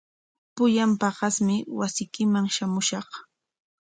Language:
Corongo Ancash Quechua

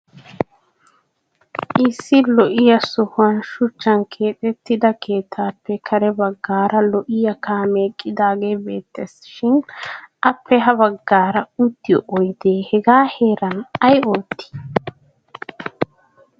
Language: Wolaytta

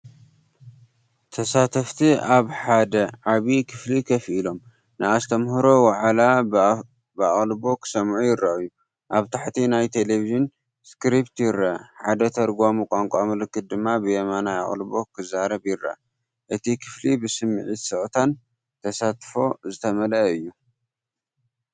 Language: Tigrinya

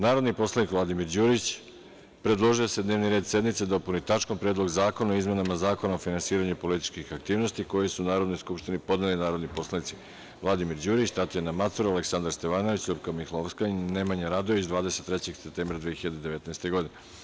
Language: Serbian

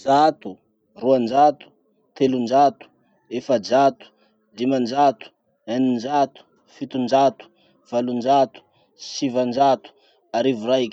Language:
Masikoro Malagasy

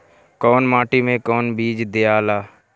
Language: Bhojpuri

